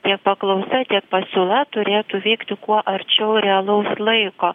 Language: Lithuanian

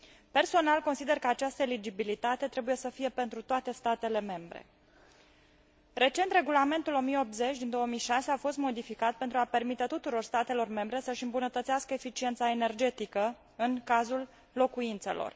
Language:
Romanian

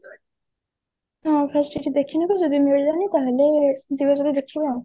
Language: Odia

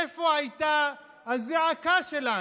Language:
Hebrew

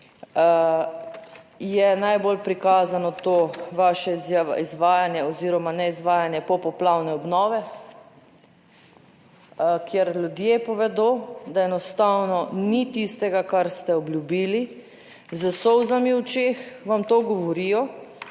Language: Slovenian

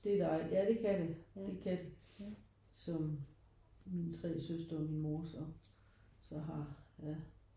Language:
Danish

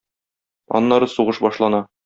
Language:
Tatar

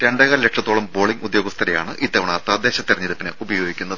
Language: Malayalam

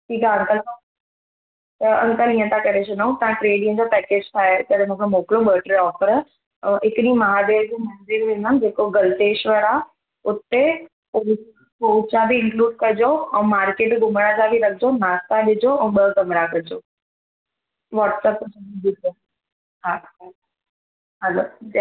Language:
Sindhi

